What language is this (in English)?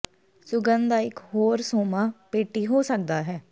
Punjabi